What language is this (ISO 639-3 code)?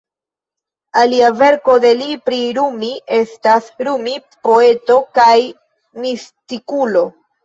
epo